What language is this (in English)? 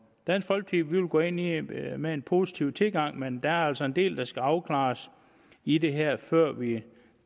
Danish